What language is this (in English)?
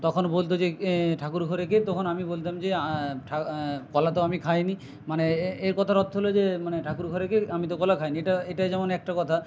Bangla